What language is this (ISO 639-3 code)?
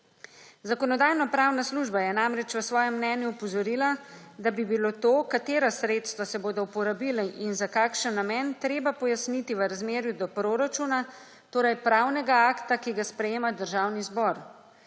slv